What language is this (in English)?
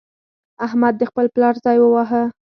Pashto